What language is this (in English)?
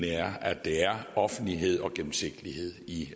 Danish